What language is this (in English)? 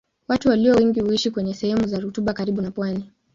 Swahili